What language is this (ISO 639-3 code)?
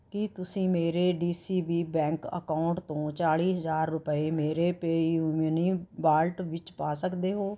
pan